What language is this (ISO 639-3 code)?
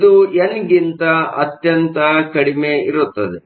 kan